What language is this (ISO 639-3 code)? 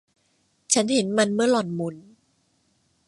tha